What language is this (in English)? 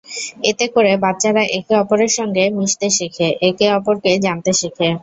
Bangla